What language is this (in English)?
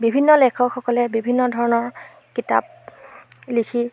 Assamese